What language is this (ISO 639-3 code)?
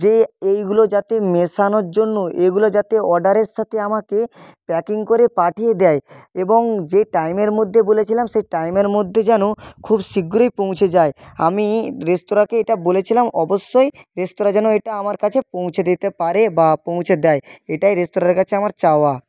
ben